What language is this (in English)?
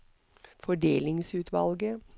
Norwegian